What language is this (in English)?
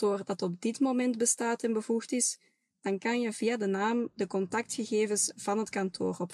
Dutch